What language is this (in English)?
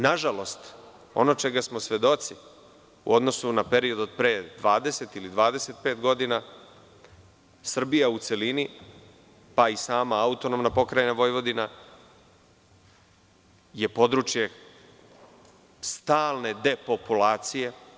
Serbian